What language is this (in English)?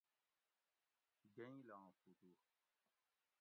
Gawri